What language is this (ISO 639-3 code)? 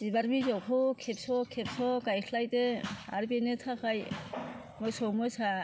brx